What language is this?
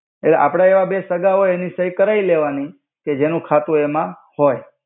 Gujarati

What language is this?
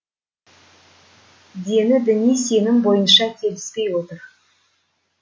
Kazakh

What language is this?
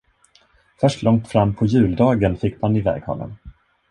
Swedish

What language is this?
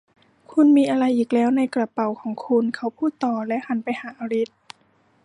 Thai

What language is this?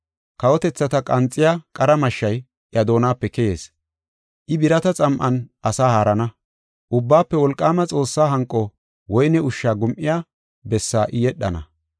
Gofa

